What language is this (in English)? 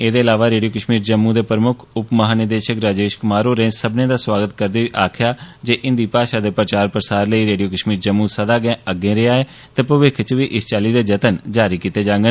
Dogri